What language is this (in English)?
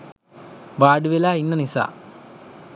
Sinhala